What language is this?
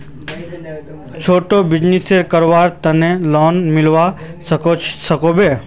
Magahi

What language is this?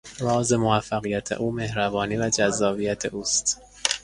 Persian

